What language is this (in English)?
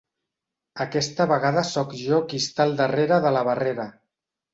Catalan